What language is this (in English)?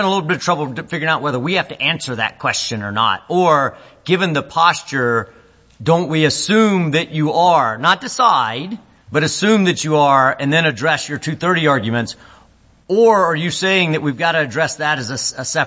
English